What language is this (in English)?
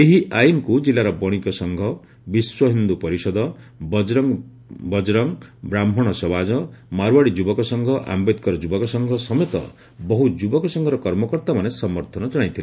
Odia